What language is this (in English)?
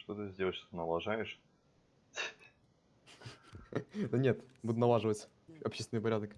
Russian